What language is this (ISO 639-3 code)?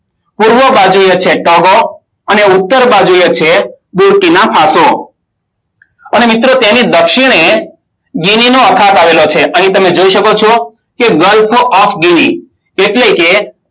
guj